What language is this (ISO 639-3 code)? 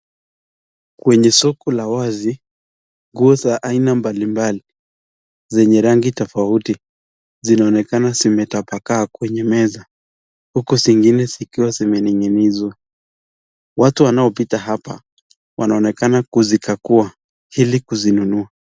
swa